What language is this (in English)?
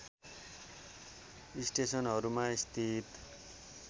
Nepali